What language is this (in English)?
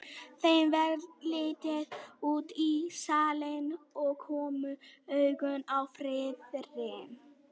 Icelandic